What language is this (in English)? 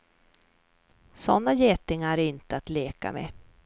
Swedish